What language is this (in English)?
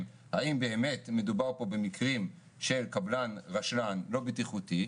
Hebrew